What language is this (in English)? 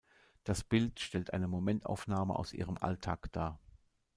German